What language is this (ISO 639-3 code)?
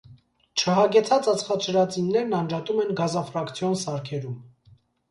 hye